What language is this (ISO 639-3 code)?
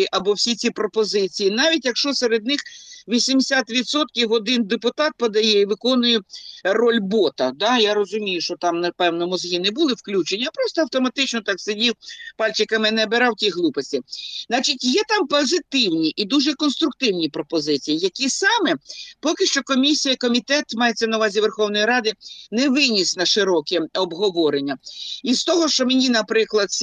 ukr